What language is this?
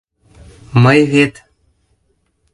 Mari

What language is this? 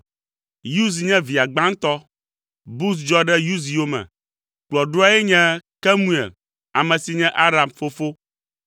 Ewe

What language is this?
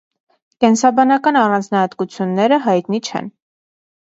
Armenian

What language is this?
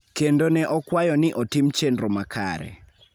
Luo (Kenya and Tanzania)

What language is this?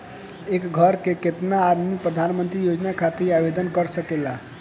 Bhojpuri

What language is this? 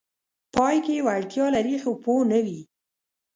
Pashto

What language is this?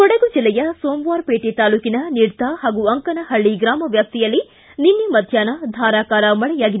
Kannada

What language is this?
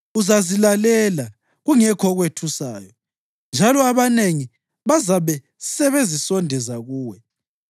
North Ndebele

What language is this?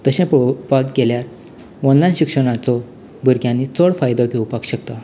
Konkani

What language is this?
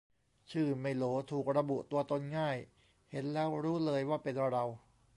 Thai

